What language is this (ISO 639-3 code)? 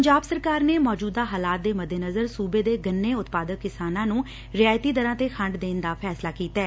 pan